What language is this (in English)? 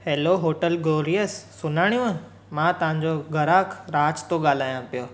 Sindhi